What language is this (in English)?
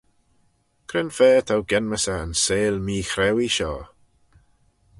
Manx